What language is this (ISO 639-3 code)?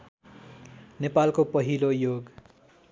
nep